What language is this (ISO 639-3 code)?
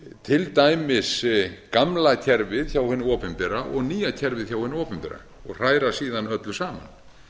isl